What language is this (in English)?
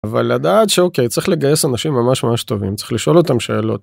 Hebrew